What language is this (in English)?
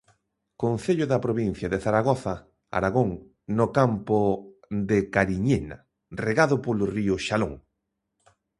Galician